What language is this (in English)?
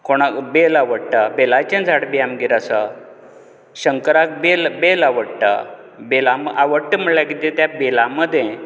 Konkani